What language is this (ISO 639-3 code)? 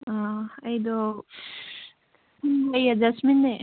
mni